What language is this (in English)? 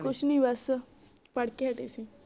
Punjabi